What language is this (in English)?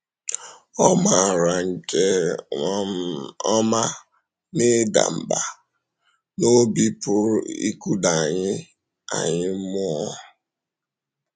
Igbo